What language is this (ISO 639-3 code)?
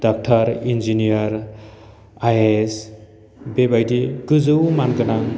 brx